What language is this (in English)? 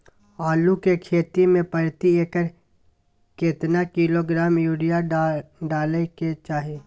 Maithili